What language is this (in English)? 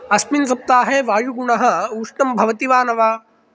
Sanskrit